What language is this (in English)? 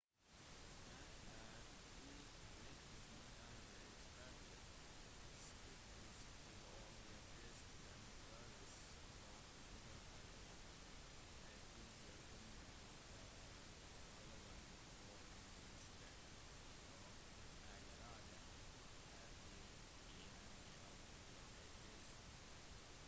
Norwegian Bokmål